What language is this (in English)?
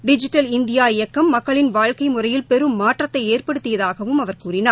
Tamil